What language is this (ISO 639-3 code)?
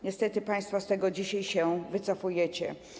pol